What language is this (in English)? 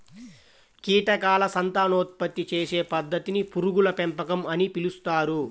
Telugu